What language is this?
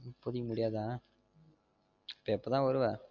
Tamil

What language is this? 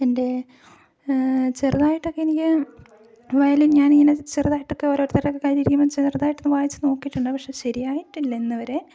Malayalam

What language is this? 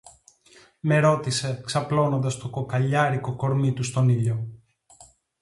Greek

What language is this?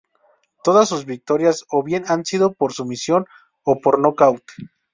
Spanish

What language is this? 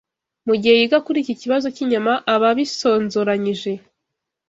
Kinyarwanda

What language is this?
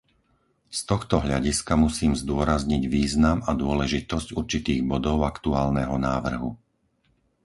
Slovak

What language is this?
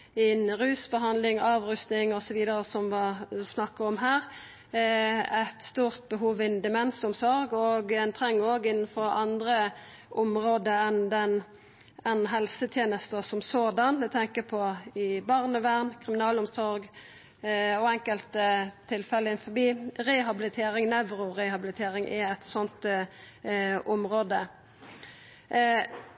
Norwegian Nynorsk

